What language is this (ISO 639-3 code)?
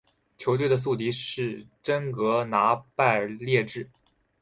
zho